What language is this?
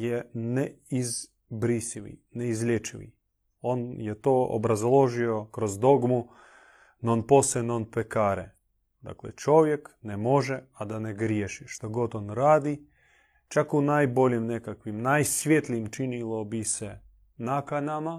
Croatian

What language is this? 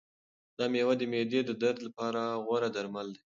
Pashto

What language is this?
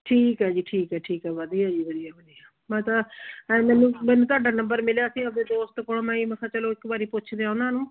Punjabi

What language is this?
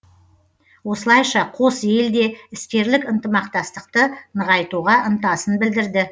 Kazakh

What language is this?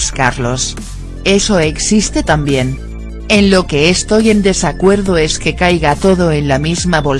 Spanish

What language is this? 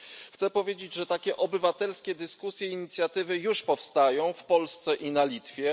Polish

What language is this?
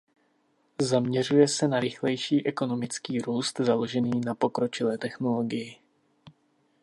Czech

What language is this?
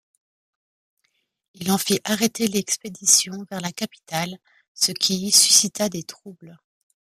French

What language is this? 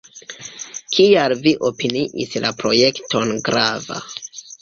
Esperanto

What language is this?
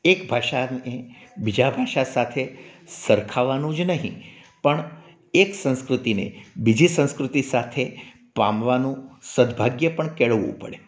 Gujarati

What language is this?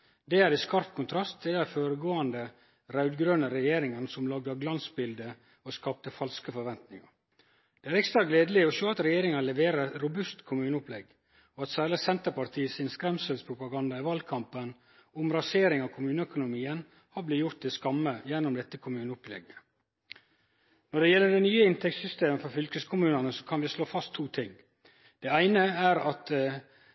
Norwegian Nynorsk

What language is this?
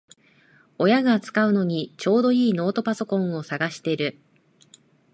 Japanese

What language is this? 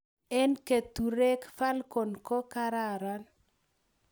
Kalenjin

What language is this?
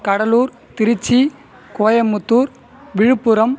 Tamil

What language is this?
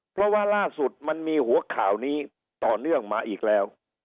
Thai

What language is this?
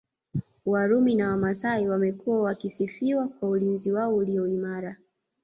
Swahili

